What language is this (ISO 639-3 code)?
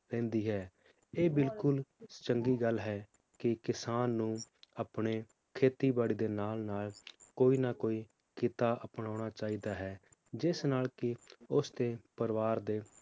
pan